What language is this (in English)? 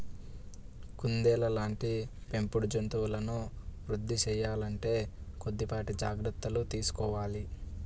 Telugu